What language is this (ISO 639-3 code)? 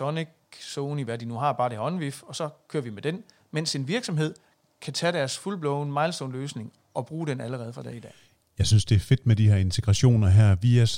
dan